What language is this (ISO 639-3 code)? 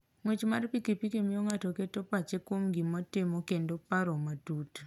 luo